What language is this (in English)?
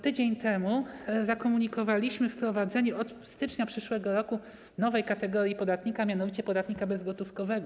Polish